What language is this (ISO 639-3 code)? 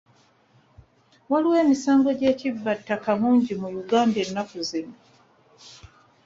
lug